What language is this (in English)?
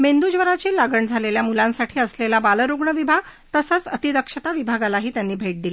Marathi